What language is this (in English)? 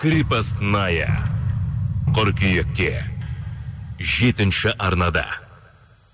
Kazakh